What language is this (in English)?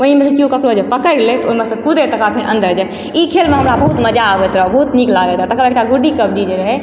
Maithili